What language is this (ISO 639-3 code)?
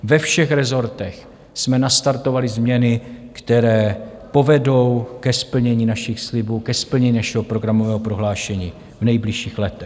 ces